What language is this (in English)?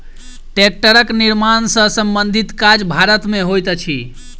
Maithili